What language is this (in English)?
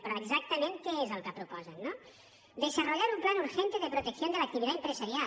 Catalan